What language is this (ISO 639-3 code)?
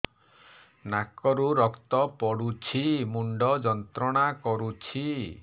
ori